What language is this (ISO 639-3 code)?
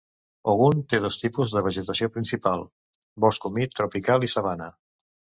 cat